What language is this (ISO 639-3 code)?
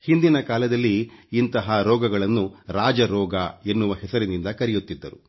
kan